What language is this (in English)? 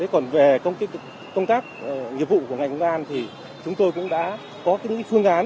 Vietnamese